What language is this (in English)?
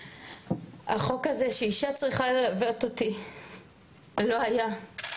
Hebrew